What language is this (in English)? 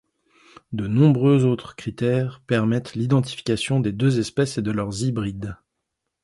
French